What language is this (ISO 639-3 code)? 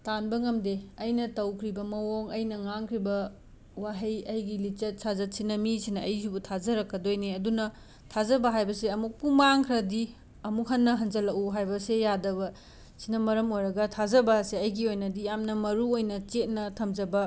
mni